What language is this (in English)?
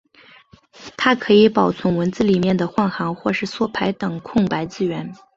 Chinese